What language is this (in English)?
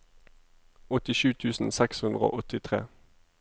Norwegian